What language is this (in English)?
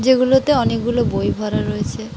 Bangla